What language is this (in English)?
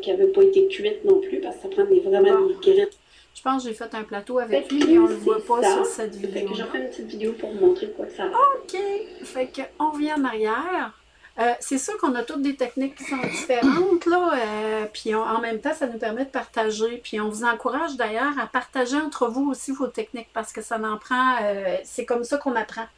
French